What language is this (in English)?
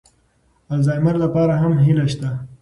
Pashto